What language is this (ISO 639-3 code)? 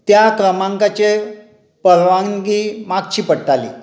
kok